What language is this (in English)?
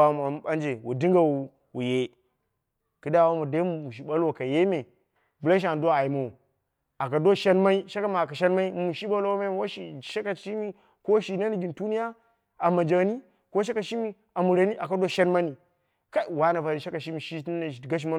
Dera (Nigeria)